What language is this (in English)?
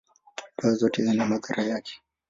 Swahili